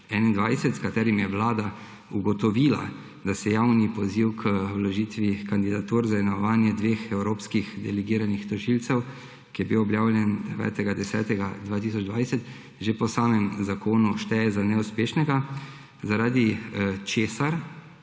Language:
Slovenian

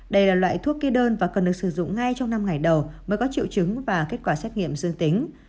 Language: Vietnamese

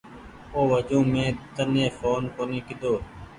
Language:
Goaria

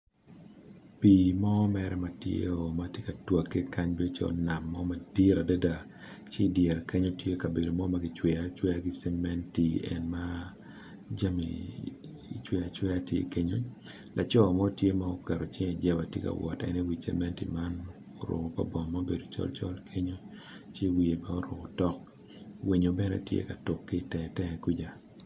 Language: Acoli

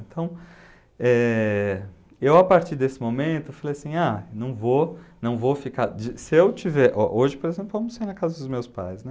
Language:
Portuguese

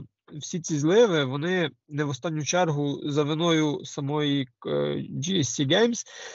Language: Ukrainian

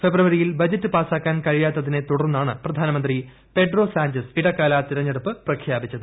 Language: Malayalam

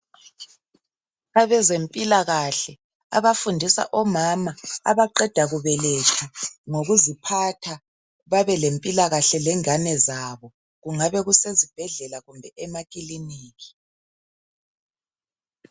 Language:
North Ndebele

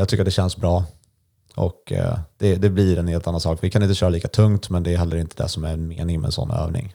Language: Swedish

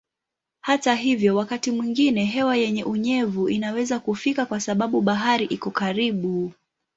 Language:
Swahili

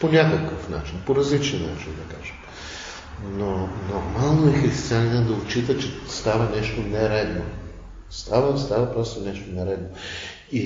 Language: Bulgarian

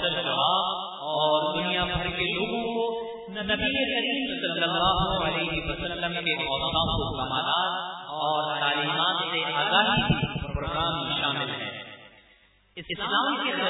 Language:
Urdu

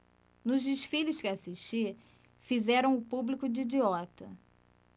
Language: Portuguese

